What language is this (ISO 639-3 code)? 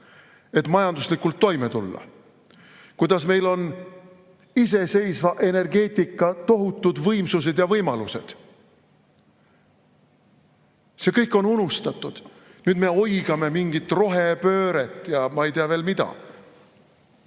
est